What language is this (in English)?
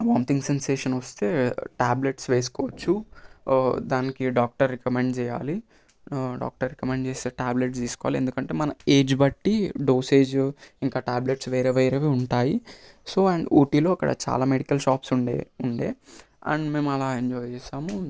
Telugu